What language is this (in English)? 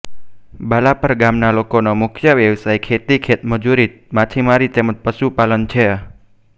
Gujarati